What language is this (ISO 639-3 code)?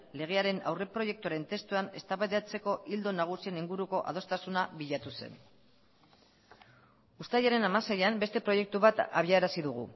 eus